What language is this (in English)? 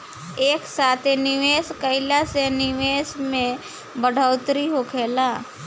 Bhojpuri